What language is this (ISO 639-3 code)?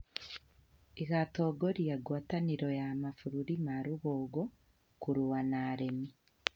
kik